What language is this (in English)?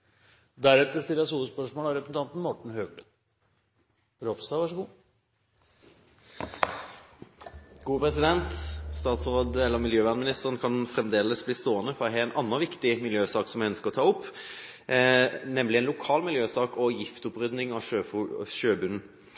Norwegian